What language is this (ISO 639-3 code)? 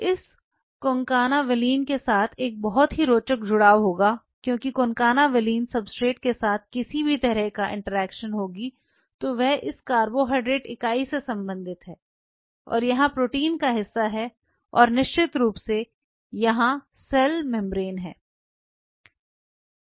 hin